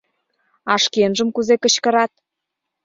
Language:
Mari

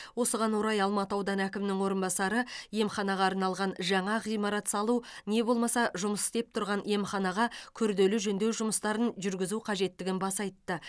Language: Kazakh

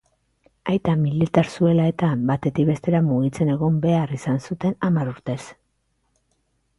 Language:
Basque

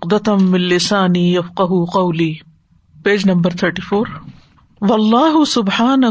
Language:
Urdu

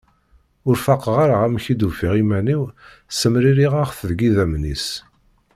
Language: Kabyle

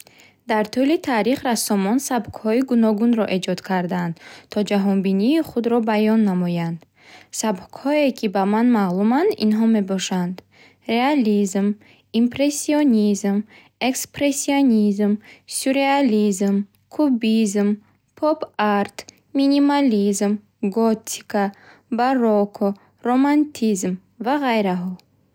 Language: Bukharic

